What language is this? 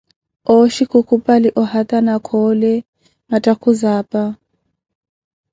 Koti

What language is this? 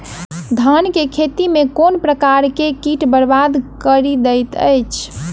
Maithili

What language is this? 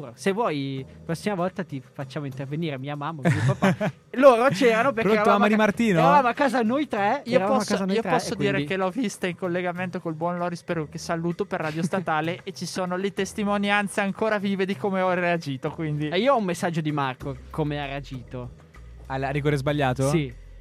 Italian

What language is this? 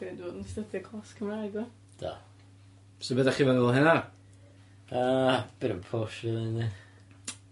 Welsh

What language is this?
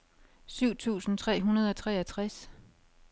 Danish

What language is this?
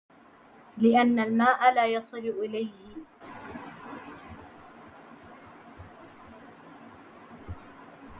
Arabic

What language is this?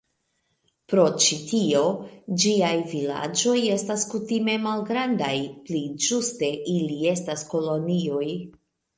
Esperanto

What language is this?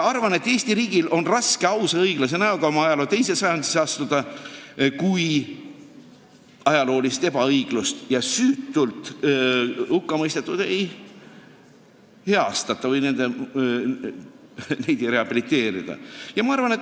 Estonian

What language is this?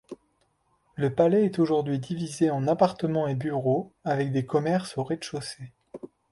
French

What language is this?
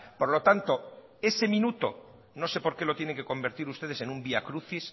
Spanish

